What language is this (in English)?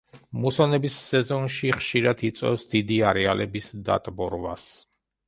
Georgian